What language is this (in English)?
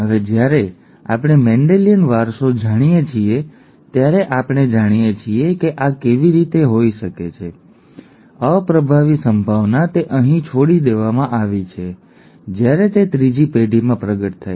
Gujarati